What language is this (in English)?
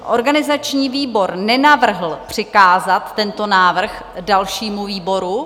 Czech